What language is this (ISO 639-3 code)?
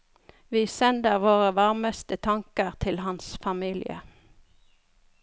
nor